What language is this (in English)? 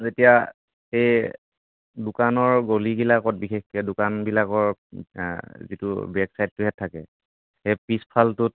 Assamese